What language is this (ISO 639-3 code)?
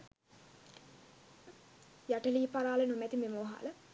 sin